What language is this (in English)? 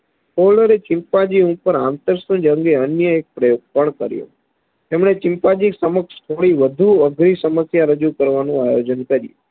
Gujarati